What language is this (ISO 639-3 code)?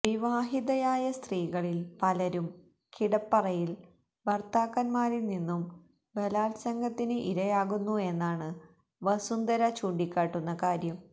mal